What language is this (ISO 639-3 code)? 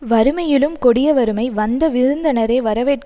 tam